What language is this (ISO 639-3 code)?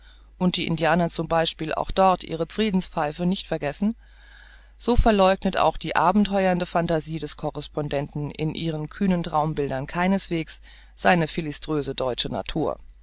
deu